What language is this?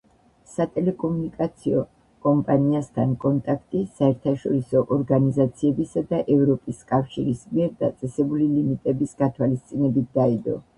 Georgian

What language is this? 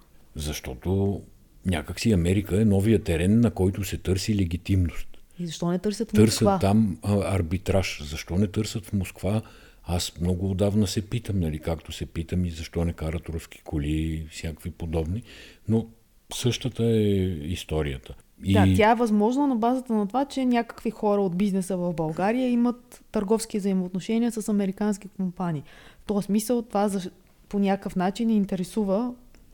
Bulgarian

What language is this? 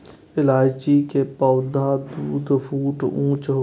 Maithili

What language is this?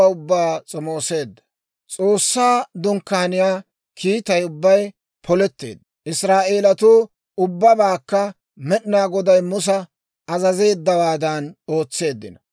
Dawro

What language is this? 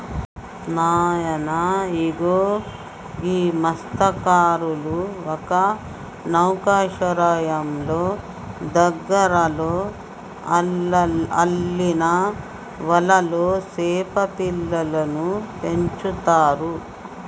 Telugu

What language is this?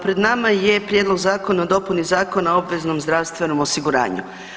Croatian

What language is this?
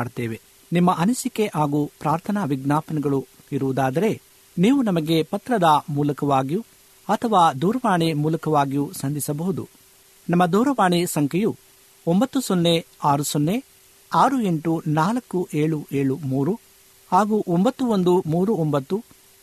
Kannada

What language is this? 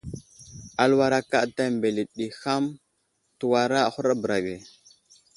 Wuzlam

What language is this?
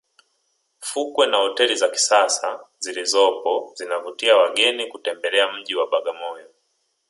Swahili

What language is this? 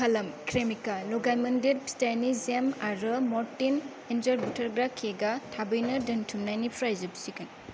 Bodo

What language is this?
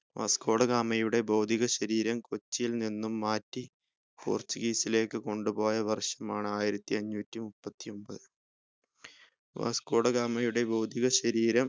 Malayalam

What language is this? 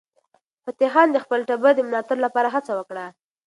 Pashto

